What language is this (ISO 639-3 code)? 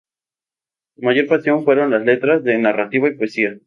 spa